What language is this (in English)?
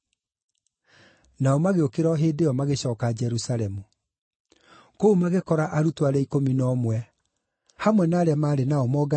Kikuyu